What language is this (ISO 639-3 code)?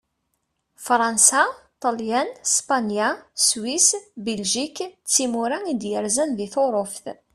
kab